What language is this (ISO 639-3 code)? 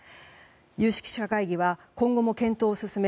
jpn